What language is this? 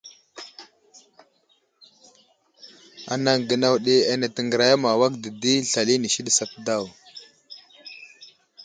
Wuzlam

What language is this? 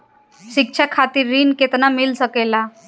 Bhojpuri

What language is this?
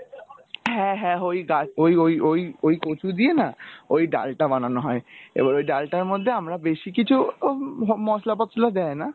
Bangla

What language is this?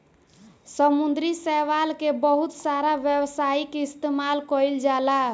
Bhojpuri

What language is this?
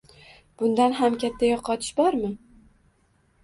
Uzbek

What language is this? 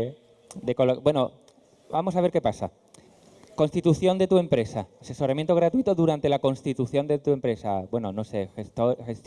Spanish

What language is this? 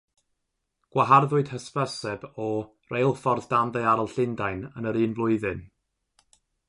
Welsh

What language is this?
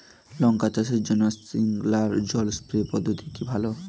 Bangla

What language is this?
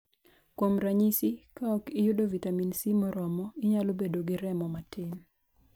Luo (Kenya and Tanzania)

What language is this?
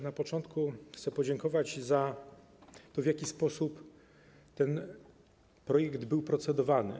Polish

